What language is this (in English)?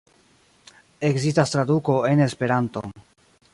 Esperanto